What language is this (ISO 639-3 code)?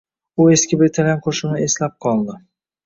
uzb